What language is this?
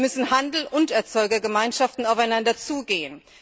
German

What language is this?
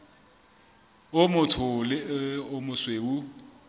Southern Sotho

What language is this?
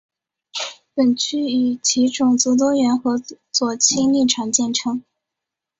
Chinese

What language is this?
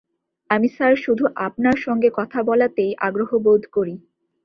Bangla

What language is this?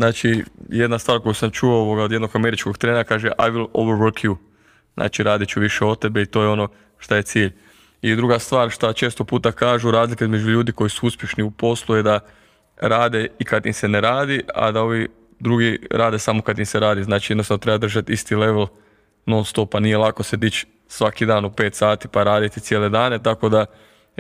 Croatian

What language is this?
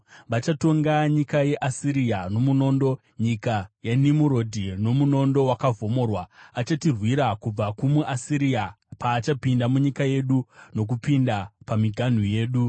Shona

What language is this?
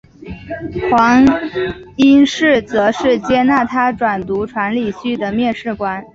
Chinese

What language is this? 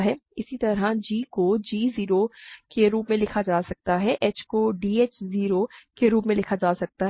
Hindi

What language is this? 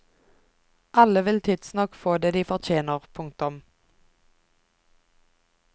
Norwegian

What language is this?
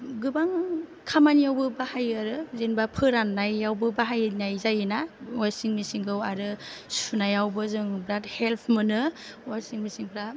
Bodo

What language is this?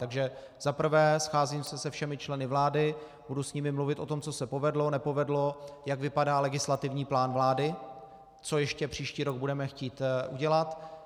Czech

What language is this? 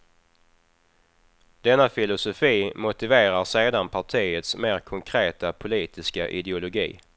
Swedish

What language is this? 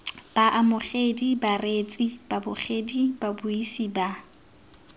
Tswana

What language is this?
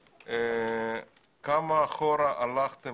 Hebrew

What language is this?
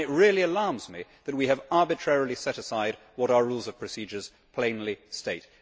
English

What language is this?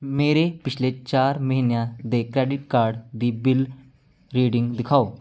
Punjabi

